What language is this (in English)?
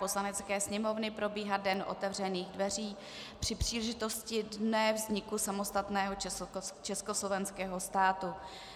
Czech